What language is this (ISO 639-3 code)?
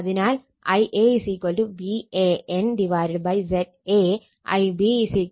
mal